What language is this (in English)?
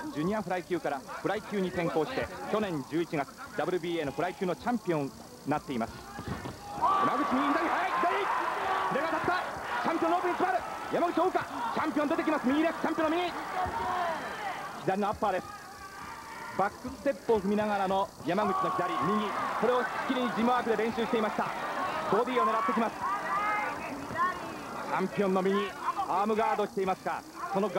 Japanese